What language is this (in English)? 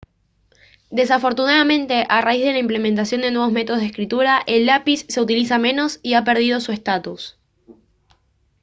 Spanish